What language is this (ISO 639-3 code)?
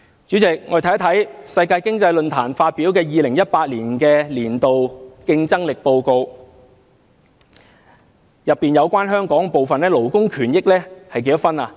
yue